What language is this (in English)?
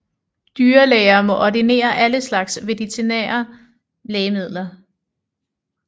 Danish